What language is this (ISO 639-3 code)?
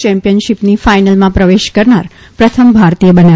guj